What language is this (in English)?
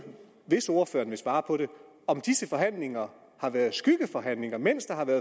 Danish